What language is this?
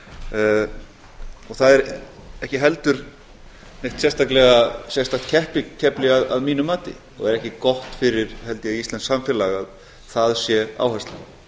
Icelandic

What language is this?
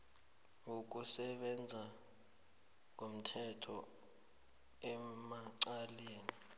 South Ndebele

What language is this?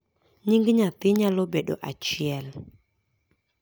Luo (Kenya and Tanzania)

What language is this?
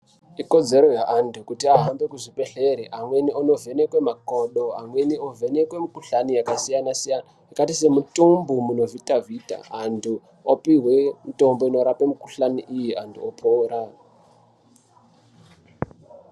Ndau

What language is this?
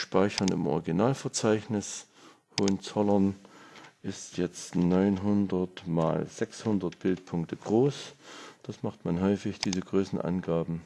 German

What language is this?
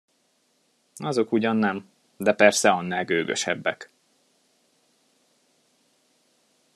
Hungarian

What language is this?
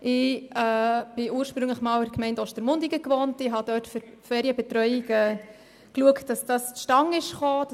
Swiss German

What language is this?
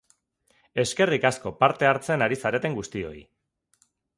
Basque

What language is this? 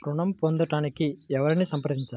Telugu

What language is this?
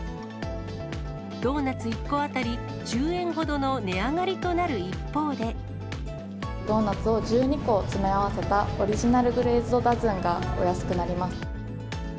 Japanese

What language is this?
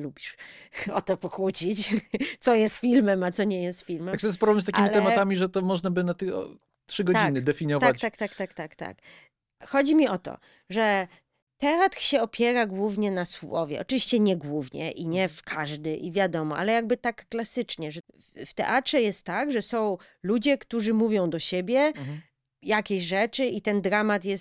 Polish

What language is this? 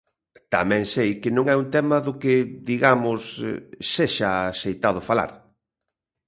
Galician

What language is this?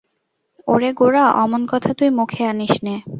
Bangla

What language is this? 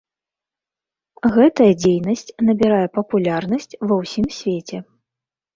Belarusian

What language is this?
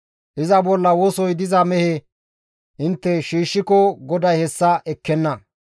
Gamo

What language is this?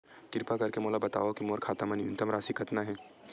Chhattisgarhi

